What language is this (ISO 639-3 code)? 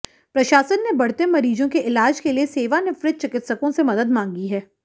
hin